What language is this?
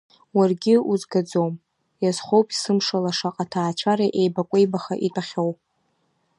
Abkhazian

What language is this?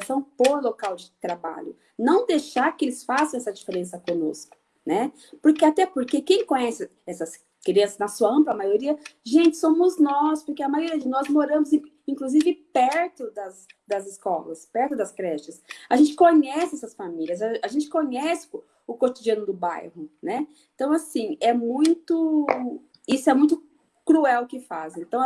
Portuguese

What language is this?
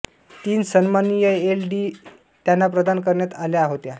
Marathi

